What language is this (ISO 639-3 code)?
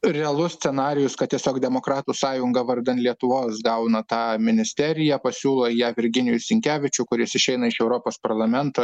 lit